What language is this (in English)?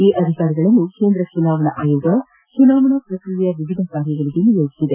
Kannada